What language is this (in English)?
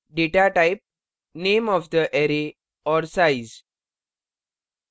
Hindi